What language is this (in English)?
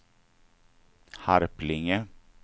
Swedish